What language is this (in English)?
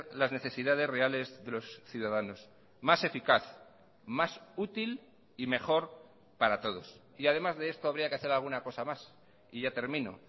Spanish